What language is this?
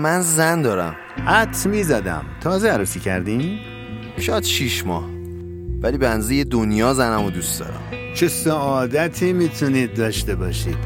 Persian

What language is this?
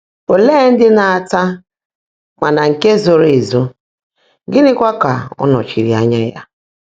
Igbo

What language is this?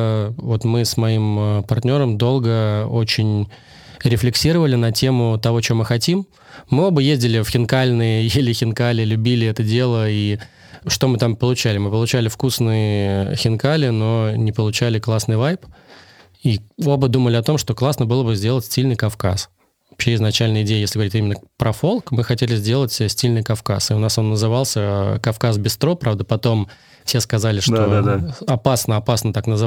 Russian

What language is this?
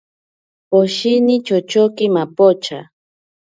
Ashéninka Perené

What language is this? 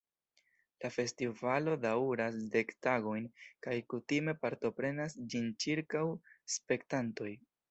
Esperanto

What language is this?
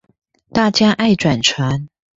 Chinese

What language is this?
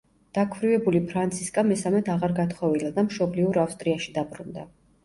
Georgian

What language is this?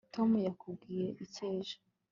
Kinyarwanda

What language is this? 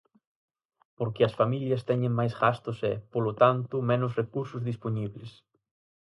Galician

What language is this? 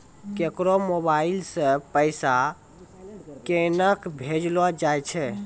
Maithili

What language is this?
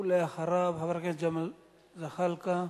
Hebrew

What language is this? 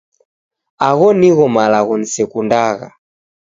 Taita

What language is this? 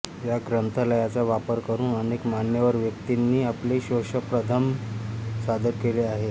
Marathi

